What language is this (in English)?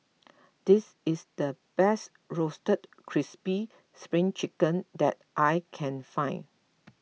English